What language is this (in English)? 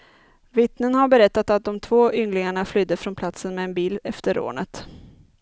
Swedish